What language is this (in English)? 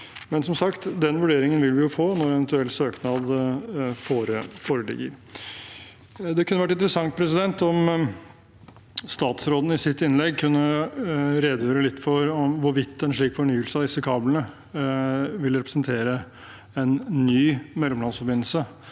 Norwegian